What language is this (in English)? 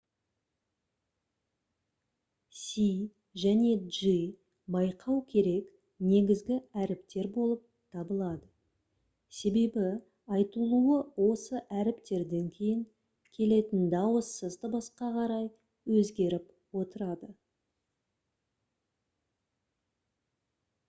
Kazakh